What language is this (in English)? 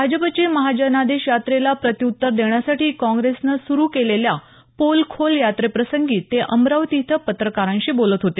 Marathi